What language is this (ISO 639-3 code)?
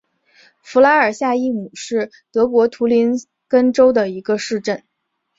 zho